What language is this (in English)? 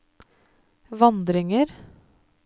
Norwegian